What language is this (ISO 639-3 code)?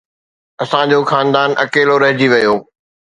snd